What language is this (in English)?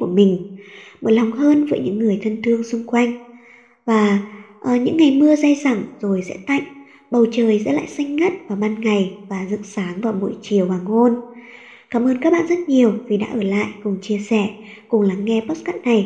Vietnamese